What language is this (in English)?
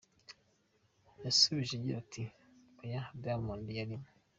Kinyarwanda